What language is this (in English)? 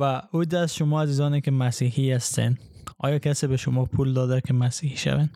Persian